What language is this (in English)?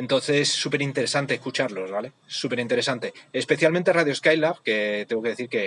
Spanish